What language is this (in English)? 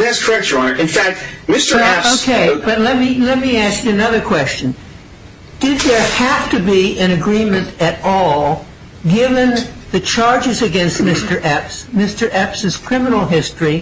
English